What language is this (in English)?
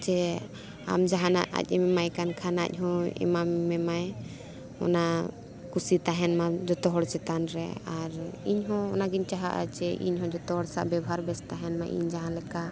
Santali